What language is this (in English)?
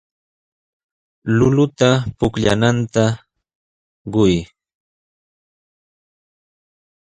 Sihuas Ancash Quechua